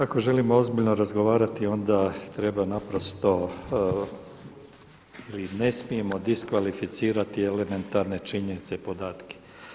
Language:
Croatian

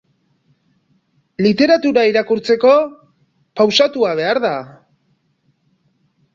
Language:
Basque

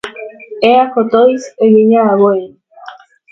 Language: Basque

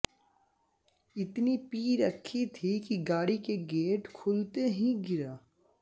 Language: Hindi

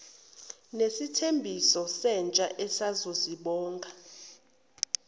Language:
Zulu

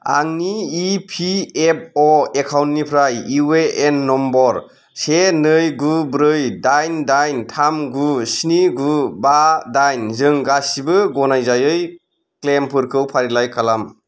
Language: Bodo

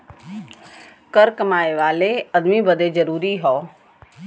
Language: Bhojpuri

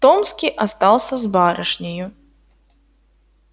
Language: Russian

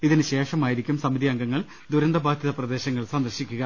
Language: Malayalam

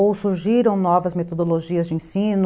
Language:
Portuguese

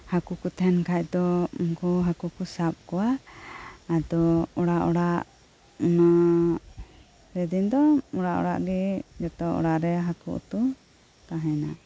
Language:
Santali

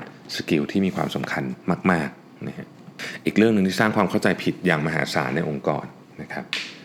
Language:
Thai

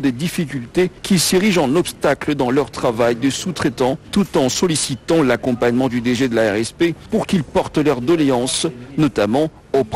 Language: French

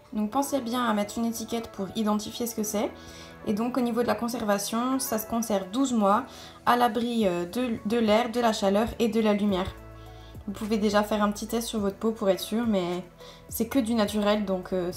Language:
French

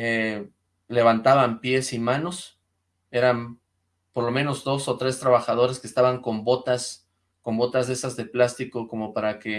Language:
Spanish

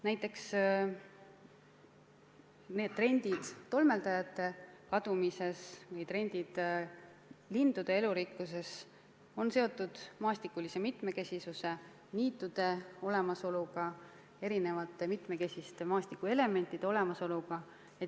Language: Estonian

